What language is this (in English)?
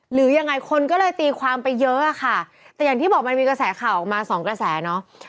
Thai